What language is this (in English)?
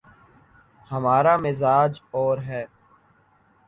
Urdu